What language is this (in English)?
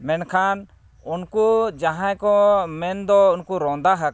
Santali